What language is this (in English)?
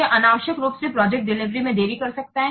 Hindi